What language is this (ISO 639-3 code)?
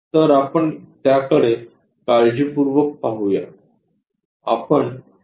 mar